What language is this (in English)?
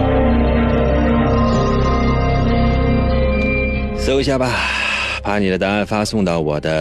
Chinese